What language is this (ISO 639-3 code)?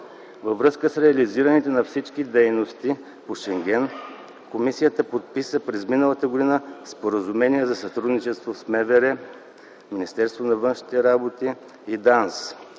bul